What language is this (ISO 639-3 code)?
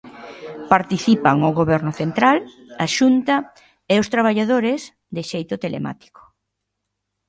glg